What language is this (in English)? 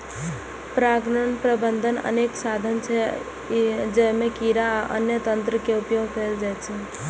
Maithili